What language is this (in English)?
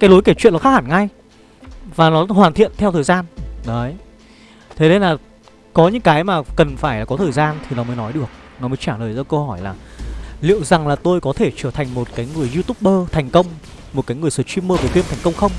Vietnamese